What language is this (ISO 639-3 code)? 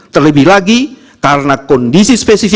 ind